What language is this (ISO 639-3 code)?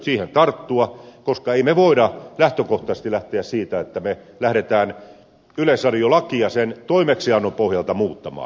fin